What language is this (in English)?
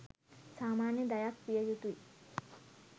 Sinhala